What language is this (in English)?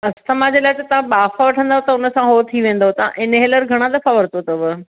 Sindhi